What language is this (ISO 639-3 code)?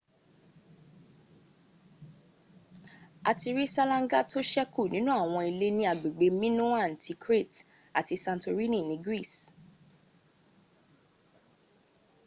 yor